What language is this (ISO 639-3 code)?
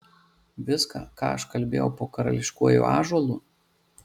lit